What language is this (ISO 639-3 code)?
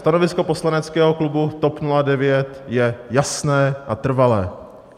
ces